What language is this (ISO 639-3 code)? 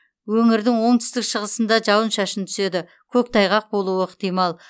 kaz